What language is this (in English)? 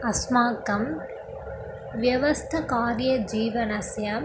Sanskrit